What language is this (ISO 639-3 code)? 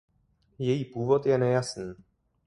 ces